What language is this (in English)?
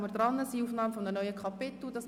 Swiss German